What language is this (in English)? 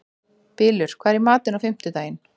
Icelandic